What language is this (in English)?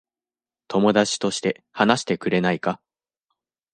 Japanese